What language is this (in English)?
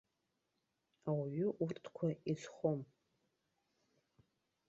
Abkhazian